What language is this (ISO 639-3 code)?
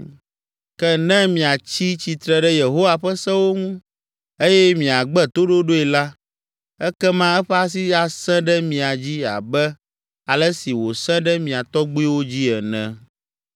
ewe